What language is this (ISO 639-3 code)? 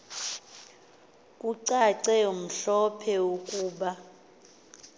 xho